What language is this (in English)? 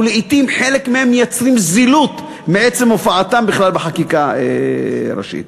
Hebrew